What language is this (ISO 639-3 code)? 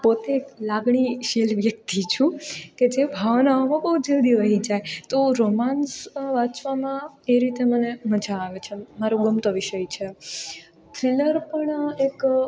guj